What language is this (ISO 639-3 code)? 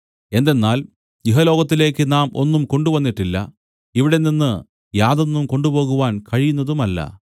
mal